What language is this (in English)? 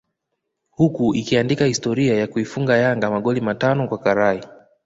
Swahili